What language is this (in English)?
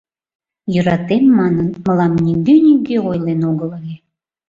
Mari